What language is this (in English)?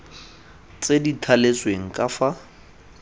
Tswana